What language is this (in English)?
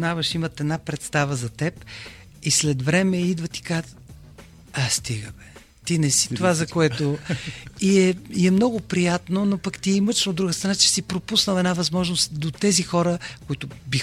Bulgarian